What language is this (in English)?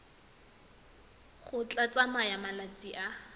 Tswana